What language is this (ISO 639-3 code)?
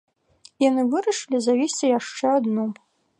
bel